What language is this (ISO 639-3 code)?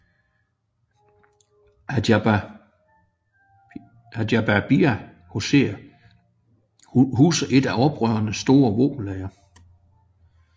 dan